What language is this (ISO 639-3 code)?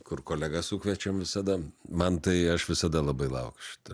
lit